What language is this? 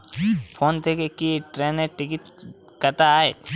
Bangla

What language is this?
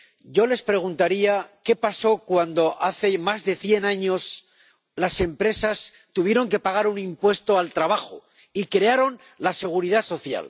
Spanish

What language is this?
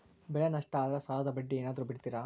Kannada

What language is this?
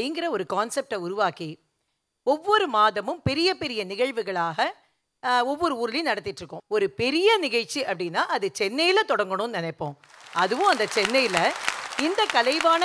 Tamil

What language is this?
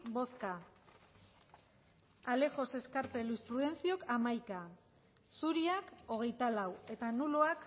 Basque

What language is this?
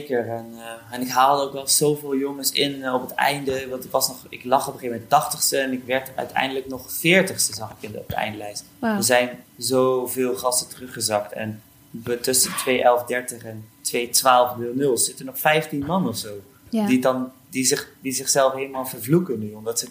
Dutch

